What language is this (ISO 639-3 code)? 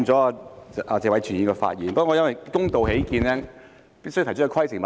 yue